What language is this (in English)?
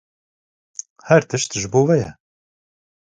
Kurdish